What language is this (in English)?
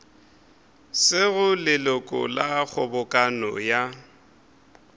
Northern Sotho